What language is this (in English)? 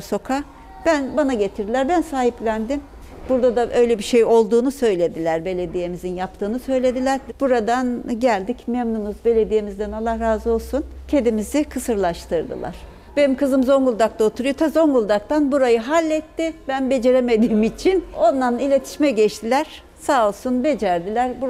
Turkish